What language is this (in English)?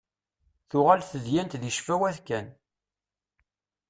Kabyle